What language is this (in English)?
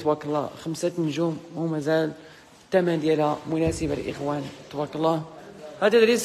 Arabic